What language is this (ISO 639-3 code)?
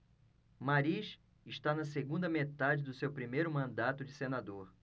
por